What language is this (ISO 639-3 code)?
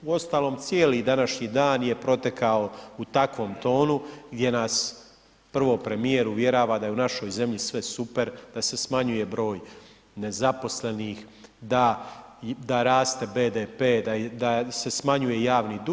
hrv